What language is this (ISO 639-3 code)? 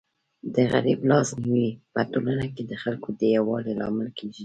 pus